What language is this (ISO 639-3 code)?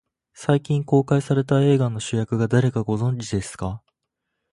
jpn